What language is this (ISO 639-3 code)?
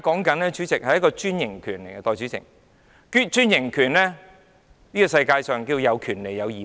yue